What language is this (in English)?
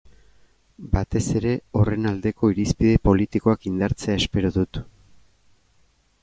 Basque